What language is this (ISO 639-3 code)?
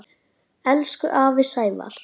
isl